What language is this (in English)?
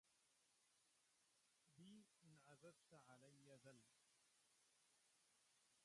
Arabic